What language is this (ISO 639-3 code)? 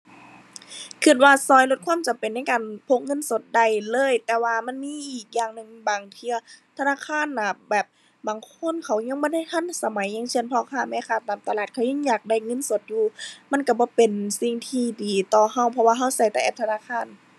tha